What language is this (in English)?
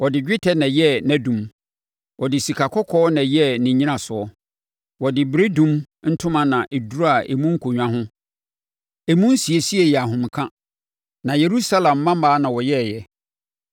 Akan